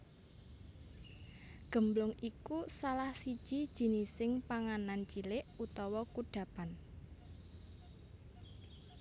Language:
Javanese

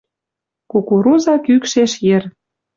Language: Western Mari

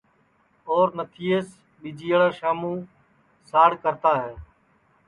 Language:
Sansi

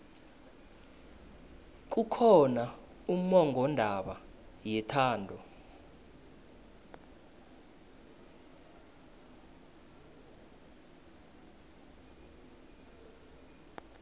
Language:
South Ndebele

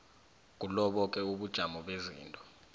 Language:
South Ndebele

